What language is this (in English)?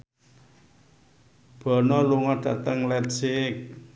Javanese